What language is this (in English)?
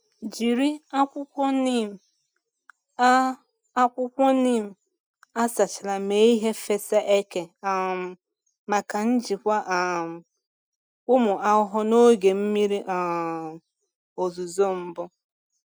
Igbo